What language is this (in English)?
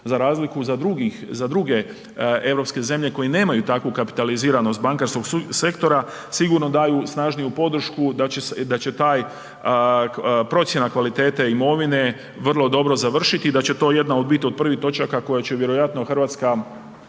Croatian